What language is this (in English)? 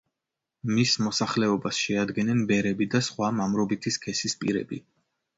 Georgian